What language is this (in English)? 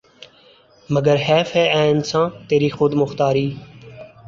Urdu